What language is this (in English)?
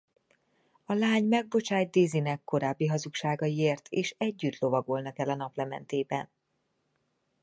Hungarian